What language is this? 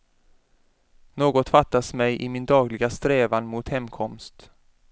Swedish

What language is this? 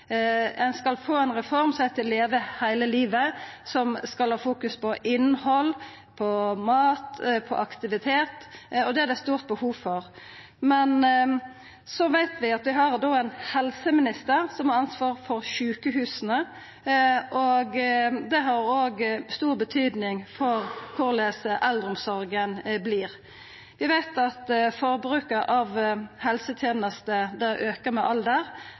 Norwegian Nynorsk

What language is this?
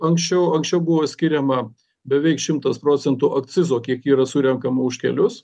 Lithuanian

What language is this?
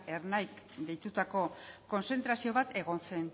Basque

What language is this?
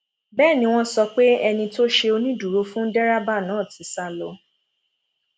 Yoruba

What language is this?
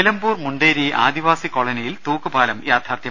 Malayalam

